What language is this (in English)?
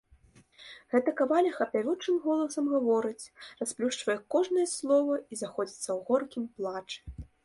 Belarusian